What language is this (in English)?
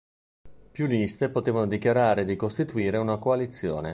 Italian